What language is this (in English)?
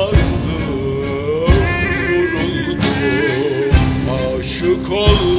Turkish